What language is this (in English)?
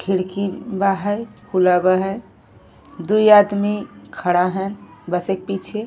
Bhojpuri